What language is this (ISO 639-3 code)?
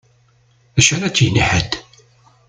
kab